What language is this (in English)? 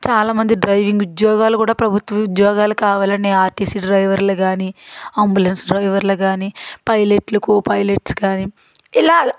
Telugu